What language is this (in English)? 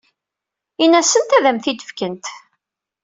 Kabyle